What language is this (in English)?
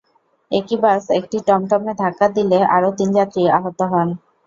Bangla